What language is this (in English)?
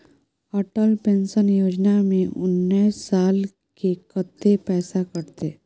Maithili